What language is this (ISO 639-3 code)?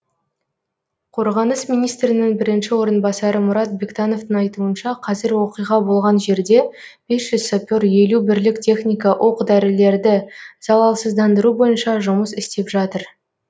kaz